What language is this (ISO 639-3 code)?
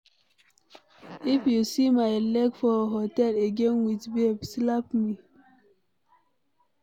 pcm